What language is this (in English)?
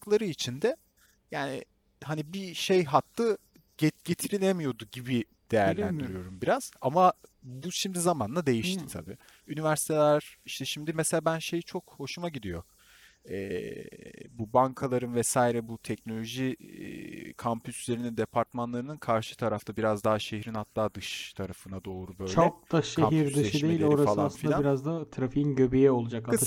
Turkish